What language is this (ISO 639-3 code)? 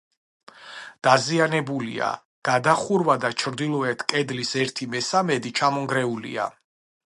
kat